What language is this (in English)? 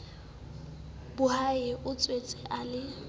Southern Sotho